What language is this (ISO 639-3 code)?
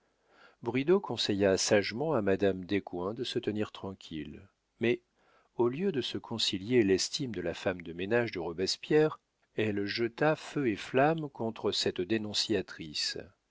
fra